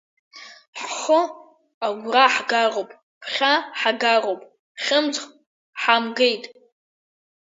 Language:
Abkhazian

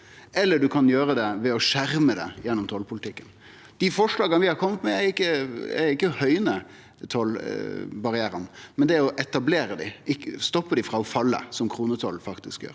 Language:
Norwegian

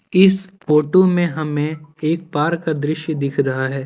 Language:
Hindi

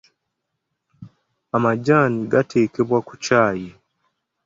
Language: Ganda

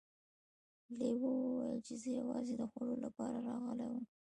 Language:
Pashto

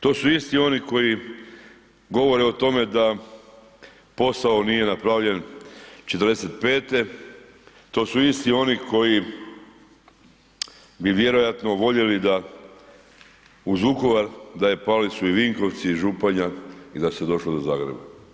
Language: Croatian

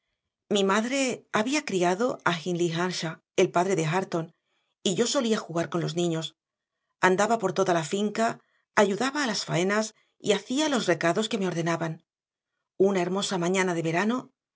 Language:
Spanish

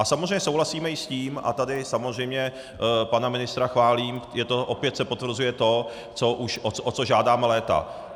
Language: Czech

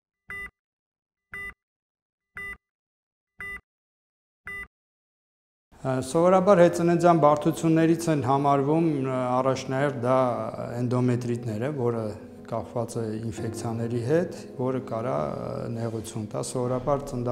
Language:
Romanian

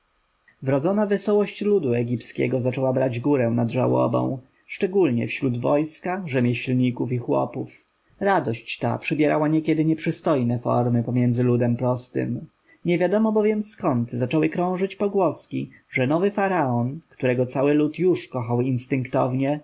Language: Polish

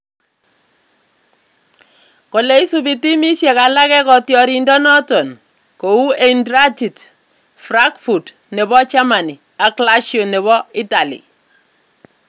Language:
Kalenjin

